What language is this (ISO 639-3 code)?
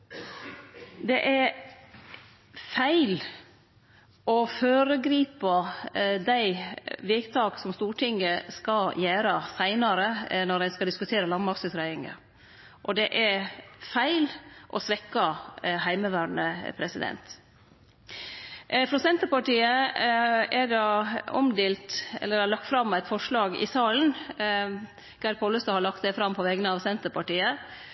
nno